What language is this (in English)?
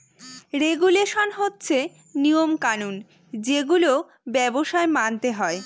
Bangla